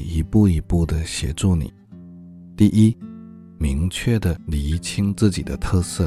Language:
Chinese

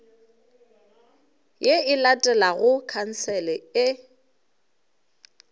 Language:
Northern Sotho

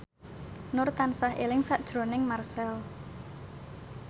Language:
Javanese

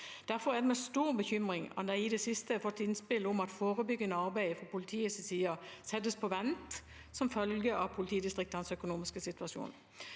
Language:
Norwegian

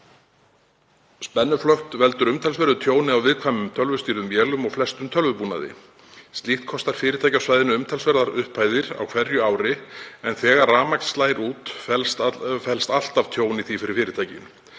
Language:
Icelandic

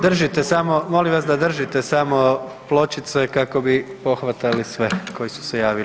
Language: Croatian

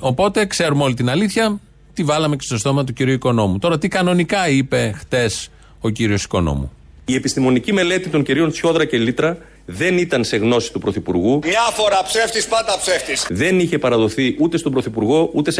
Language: Greek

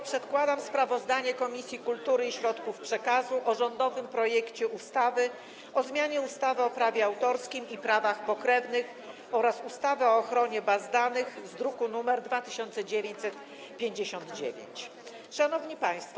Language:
Polish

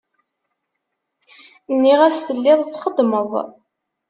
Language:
Kabyle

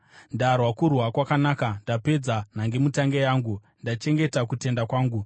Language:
Shona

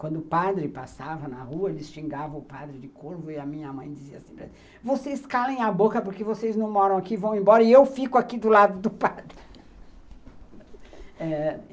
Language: Portuguese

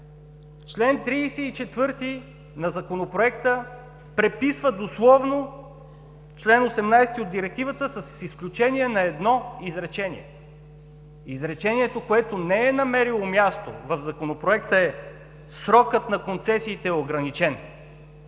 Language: Bulgarian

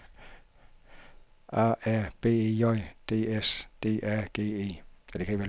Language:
Danish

